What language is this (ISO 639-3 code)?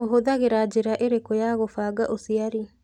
kik